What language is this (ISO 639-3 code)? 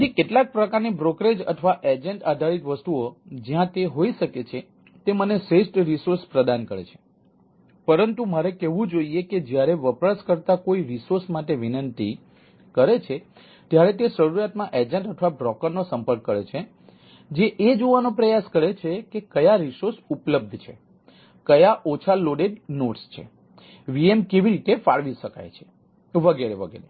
guj